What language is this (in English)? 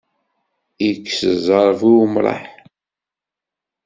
Kabyle